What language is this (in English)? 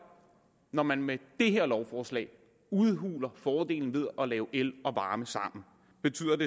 Danish